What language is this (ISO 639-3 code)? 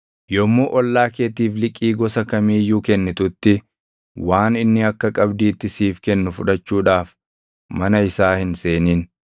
orm